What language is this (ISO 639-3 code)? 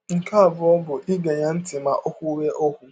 ibo